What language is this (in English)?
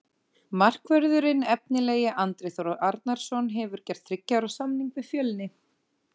Icelandic